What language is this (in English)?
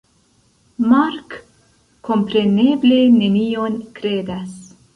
Esperanto